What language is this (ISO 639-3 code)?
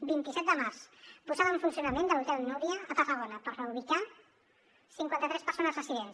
cat